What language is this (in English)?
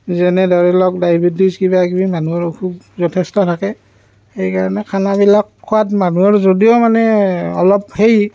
Assamese